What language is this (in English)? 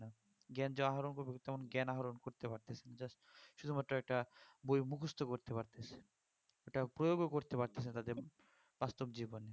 Bangla